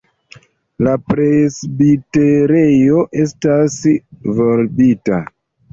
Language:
Esperanto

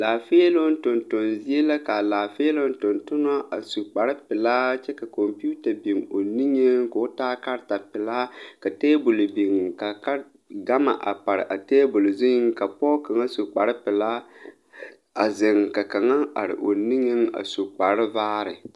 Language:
Southern Dagaare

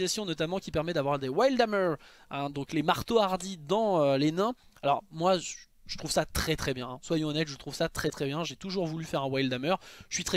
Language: French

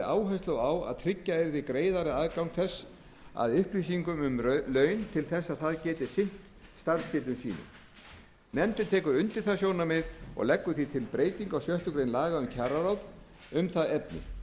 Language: Icelandic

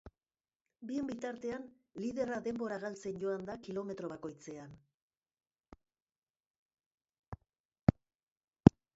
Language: Basque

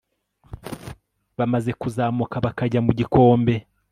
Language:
Kinyarwanda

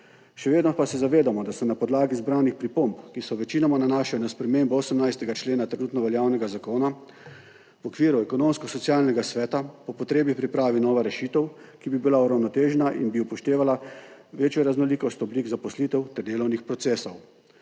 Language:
Slovenian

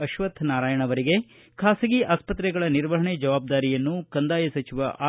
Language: Kannada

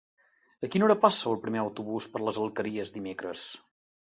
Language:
Catalan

